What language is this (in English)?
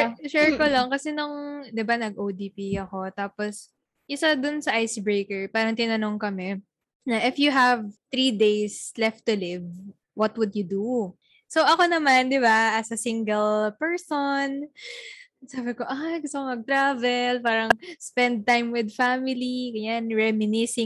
Filipino